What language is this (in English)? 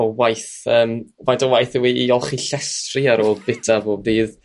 Welsh